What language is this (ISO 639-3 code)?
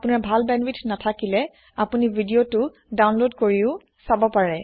asm